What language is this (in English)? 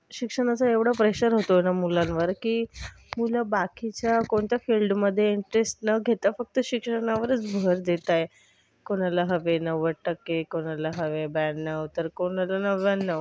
Marathi